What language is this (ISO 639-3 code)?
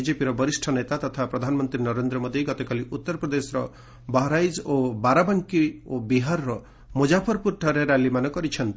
ori